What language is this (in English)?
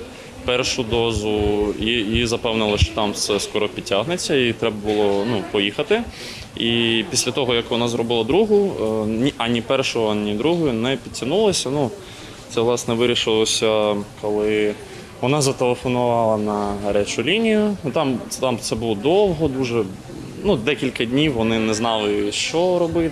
Ukrainian